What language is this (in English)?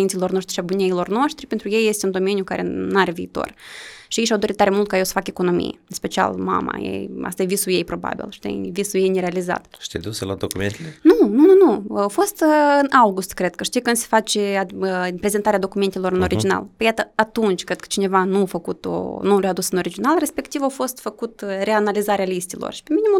Romanian